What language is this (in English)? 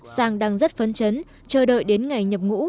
Vietnamese